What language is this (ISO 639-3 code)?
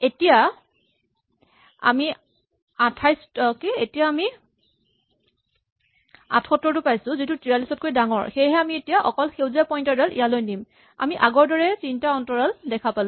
asm